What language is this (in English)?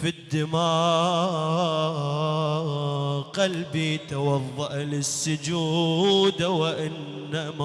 Arabic